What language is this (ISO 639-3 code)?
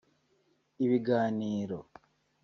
kin